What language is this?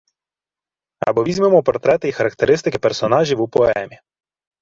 Ukrainian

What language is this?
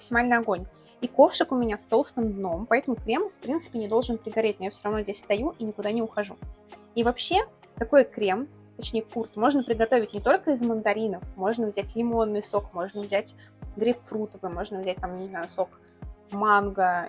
Russian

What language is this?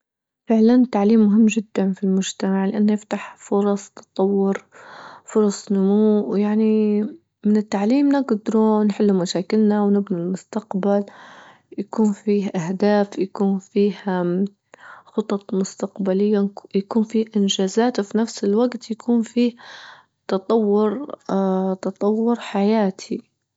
Libyan Arabic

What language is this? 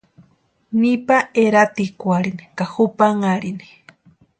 Western Highland Purepecha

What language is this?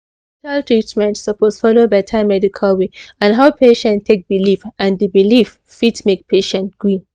Nigerian Pidgin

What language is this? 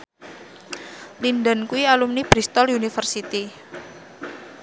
Javanese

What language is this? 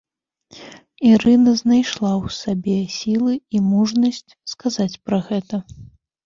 Belarusian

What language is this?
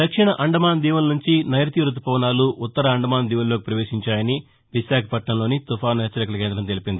Telugu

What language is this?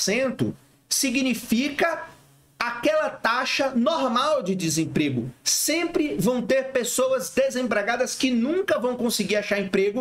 Portuguese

